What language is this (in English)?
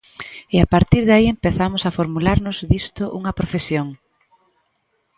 Galician